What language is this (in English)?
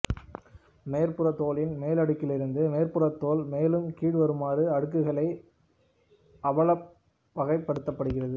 Tamil